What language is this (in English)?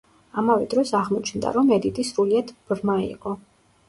Georgian